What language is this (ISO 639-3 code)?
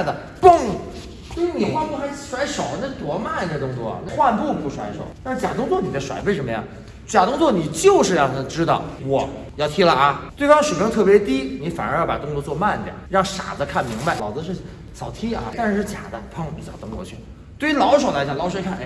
zho